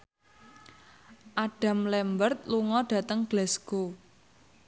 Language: Javanese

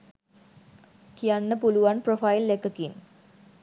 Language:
Sinhala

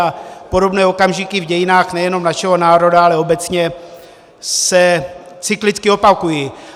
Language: Czech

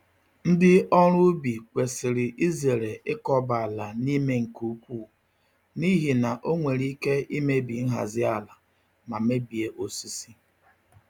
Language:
Igbo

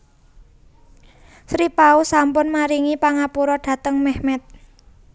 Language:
Javanese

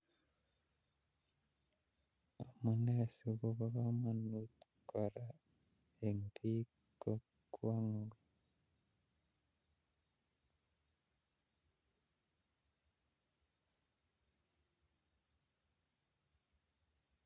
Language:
Kalenjin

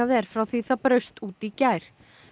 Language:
Icelandic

